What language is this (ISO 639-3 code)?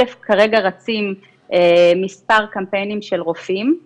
heb